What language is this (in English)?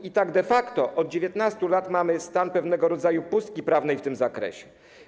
Polish